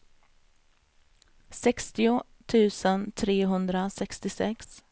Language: Swedish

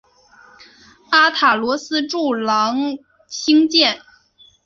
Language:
Chinese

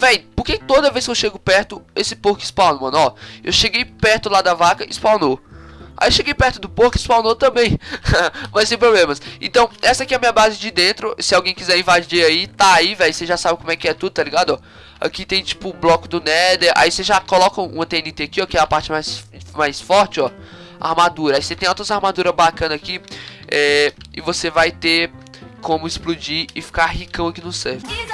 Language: Portuguese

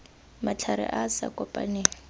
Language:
Tswana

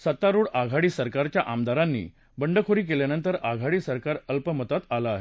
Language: Marathi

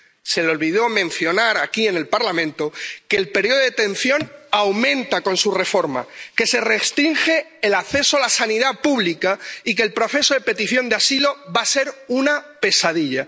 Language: Spanish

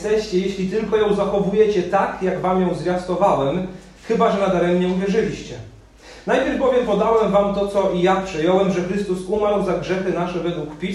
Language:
Polish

